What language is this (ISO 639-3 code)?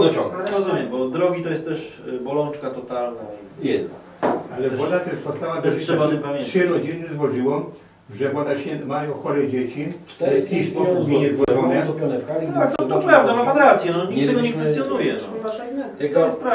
pol